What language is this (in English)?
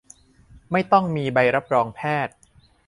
Thai